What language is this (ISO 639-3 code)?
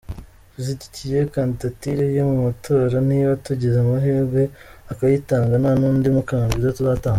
kin